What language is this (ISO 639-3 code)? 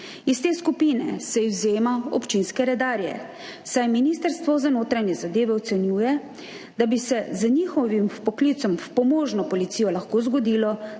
slv